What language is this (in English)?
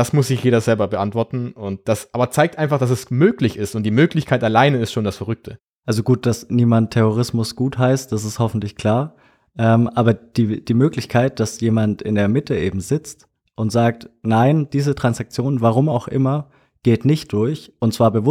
German